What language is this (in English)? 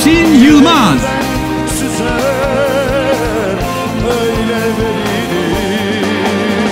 Turkish